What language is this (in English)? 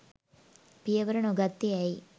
Sinhala